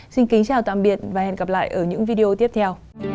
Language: Vietnamese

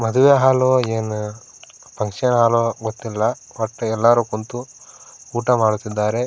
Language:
Kannada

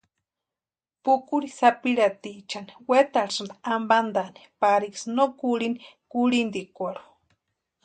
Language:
Western Highland Purepecha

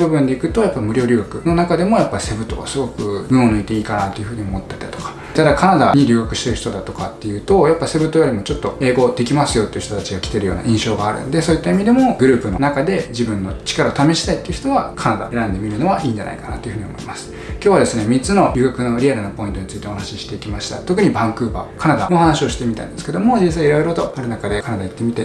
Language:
Japanese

